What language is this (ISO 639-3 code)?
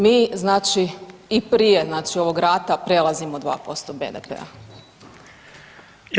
hrv